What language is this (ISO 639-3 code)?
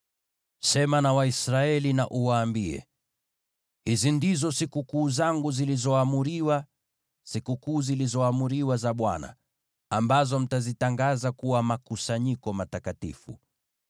swa